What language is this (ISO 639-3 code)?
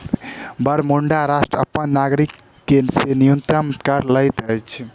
mai